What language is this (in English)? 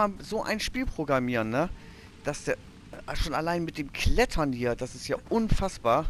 German